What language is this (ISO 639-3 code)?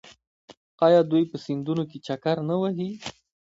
pus